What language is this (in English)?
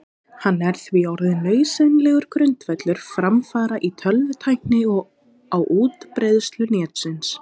Icelandic